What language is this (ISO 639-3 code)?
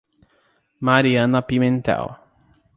por